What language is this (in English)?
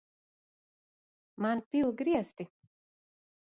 Latvian